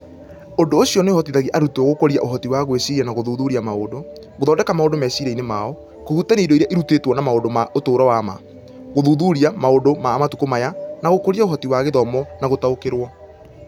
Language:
Kikuyu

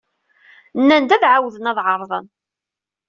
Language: Kabyle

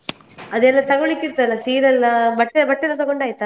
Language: Kannada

